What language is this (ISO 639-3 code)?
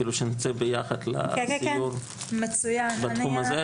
heb